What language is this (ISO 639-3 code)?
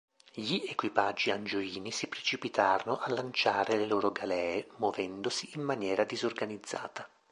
ita